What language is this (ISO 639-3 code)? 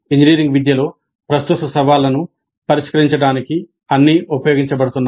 tel